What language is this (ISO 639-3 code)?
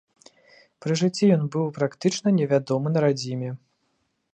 bel